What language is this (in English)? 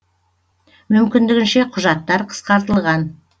Kazakh